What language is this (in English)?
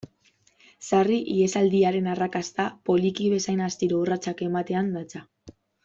Basque